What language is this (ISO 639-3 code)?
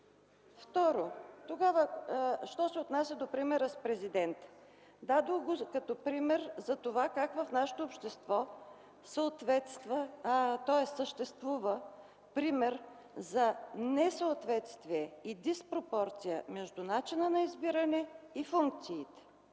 bul